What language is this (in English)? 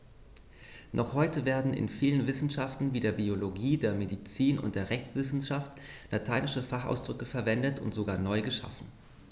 German